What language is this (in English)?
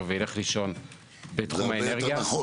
Hebrew